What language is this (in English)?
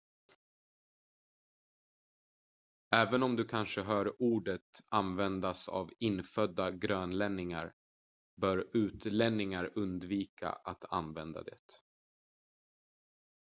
Swedish